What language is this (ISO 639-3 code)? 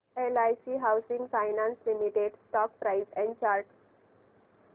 mar